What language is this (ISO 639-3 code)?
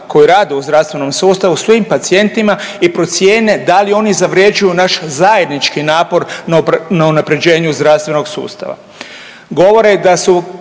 hrv